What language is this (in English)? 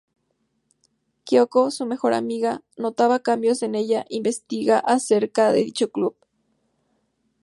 Spanish